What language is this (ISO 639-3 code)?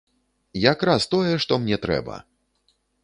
bel